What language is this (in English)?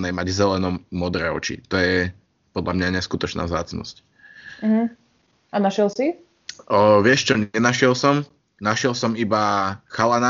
Slovak